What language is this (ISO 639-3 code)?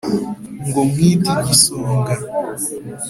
kin